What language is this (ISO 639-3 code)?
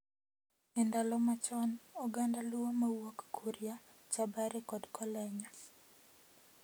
luo